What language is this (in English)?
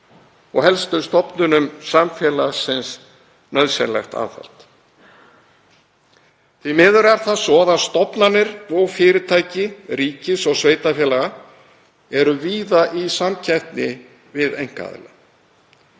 Icelandic